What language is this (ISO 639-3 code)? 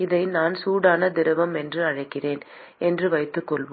tam